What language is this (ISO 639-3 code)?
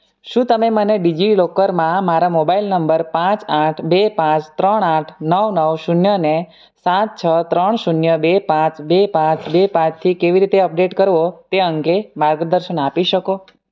guj